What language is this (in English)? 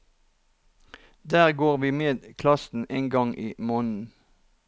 Norwegian